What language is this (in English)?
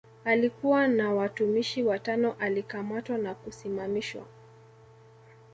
Swahili